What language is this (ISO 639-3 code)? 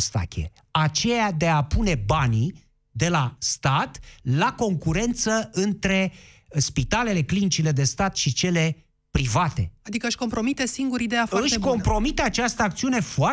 ron